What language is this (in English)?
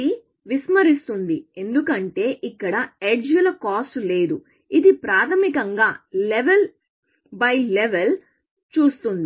Telugu